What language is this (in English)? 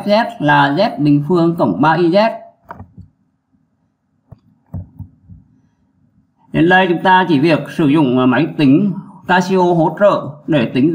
Vietnamese